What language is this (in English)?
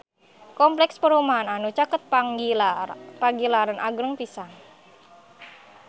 Sundanese